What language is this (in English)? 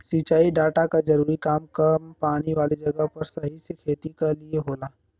Bhojpuri